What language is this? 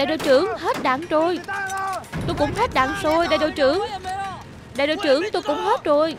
Vietnamese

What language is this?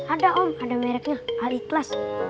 Indonesian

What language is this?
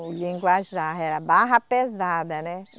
Portuguese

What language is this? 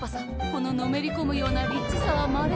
Japanese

